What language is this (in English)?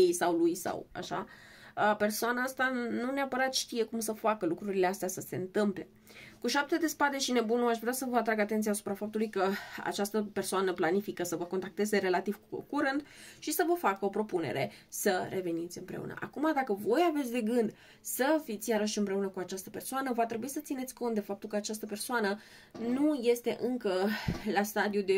Romanian